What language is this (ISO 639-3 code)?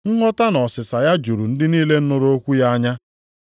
ibo